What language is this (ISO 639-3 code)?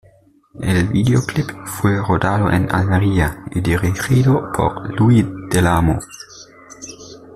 spa